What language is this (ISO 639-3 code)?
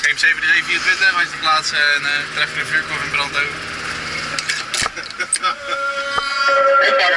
nld